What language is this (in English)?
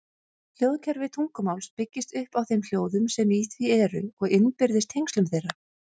Icelandic